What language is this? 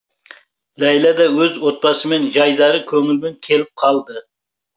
Kazakh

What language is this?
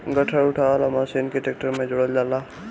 Bhojpuri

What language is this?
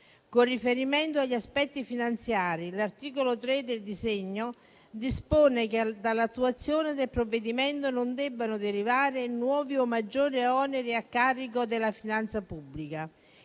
Italian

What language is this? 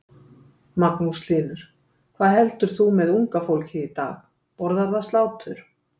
Icelandic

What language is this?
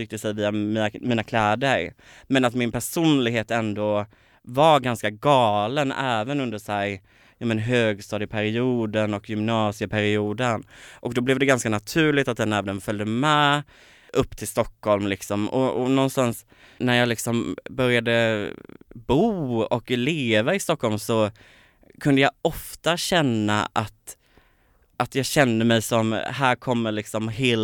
Swedish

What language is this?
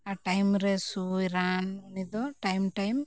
Santali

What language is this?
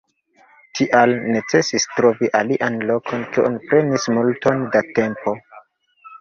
Esperanto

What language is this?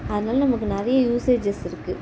Tamil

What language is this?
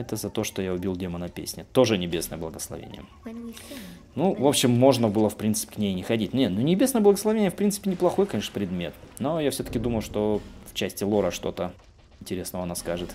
Russian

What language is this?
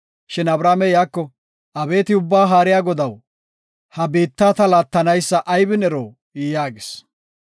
Gofa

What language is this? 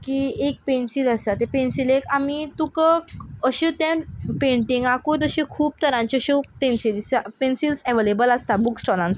Konkani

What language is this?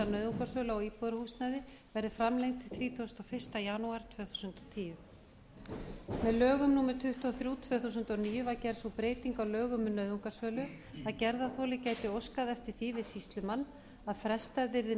Icelandic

